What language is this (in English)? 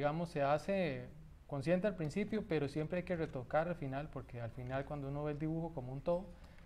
Spanish